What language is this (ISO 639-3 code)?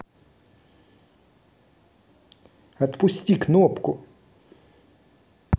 rus